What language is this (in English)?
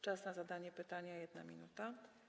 Polish